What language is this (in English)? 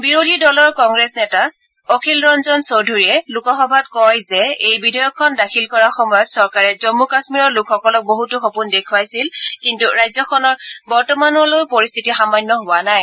Assamese